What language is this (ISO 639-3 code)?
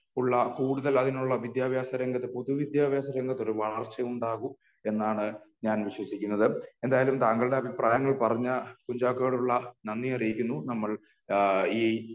mal